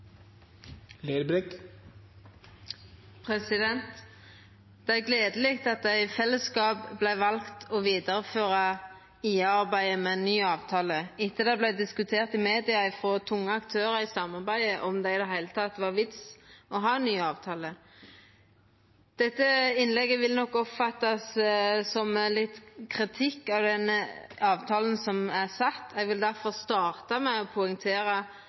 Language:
Norwegian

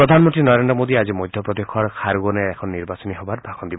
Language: Assamese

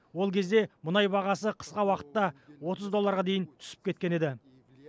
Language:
Kazakh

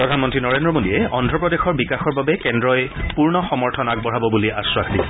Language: Assamese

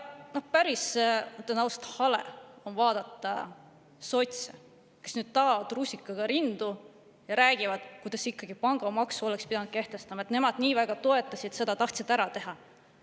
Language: Estonian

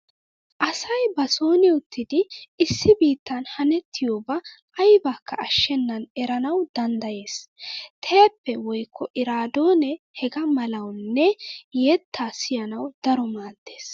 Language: Wolaytta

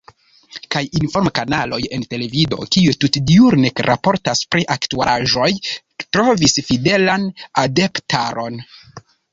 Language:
Esperanto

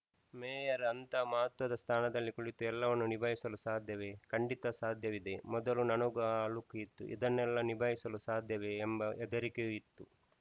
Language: Kannada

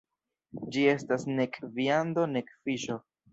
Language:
Esperanto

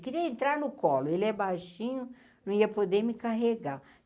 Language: Portuguese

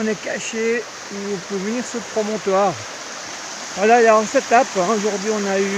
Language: French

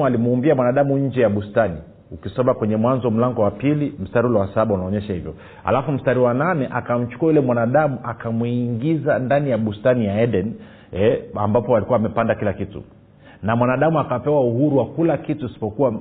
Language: Swahili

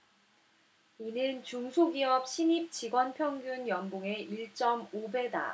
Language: Korean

